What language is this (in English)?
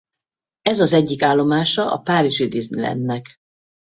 Hungarian